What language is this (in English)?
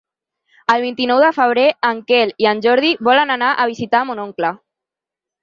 Catalan